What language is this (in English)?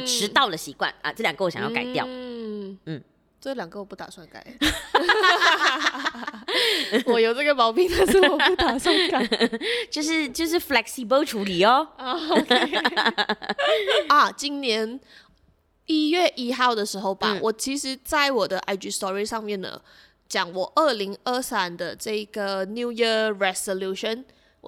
Chinese